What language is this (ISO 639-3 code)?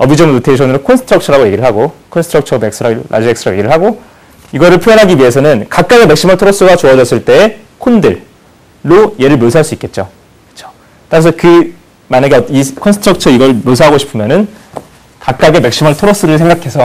kor